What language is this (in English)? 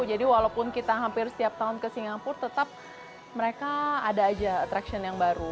Indonesian